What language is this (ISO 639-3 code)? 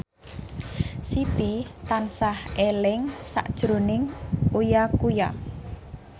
jav